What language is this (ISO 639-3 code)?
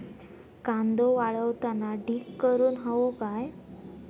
mar